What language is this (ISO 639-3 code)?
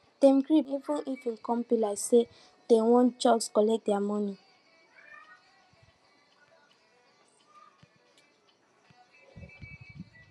pcm